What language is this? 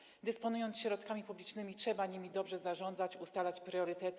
Polish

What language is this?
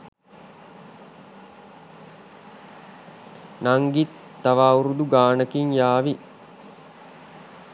Sinhala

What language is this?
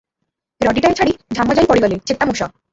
Odia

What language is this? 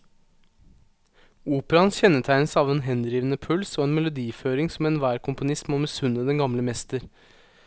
Norwegian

